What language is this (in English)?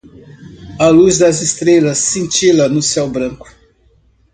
Portuguese